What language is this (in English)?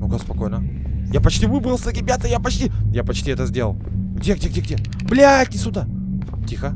Russian